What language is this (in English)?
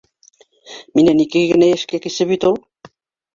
Bashkir